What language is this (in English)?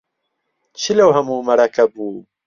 Central Kurdish